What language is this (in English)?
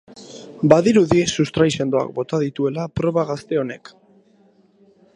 Basque